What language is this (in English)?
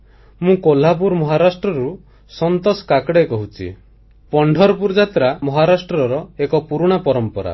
Odia